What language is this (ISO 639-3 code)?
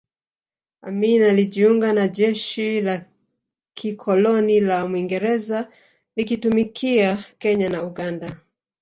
swa